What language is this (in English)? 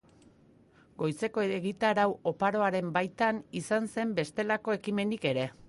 Basque